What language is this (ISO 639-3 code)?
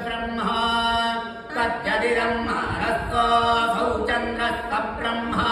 tha